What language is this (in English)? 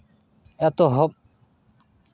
Santali